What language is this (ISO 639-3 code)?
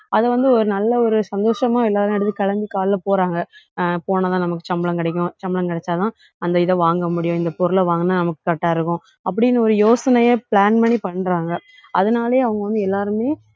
tam